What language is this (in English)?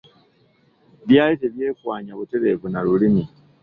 Ganda